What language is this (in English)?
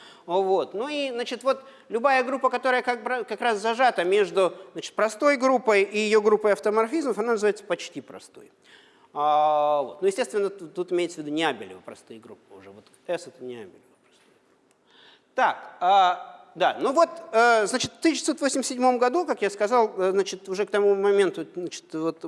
Russian